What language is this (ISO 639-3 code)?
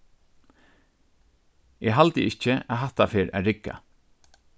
fao